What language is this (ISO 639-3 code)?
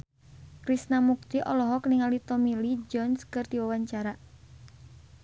sun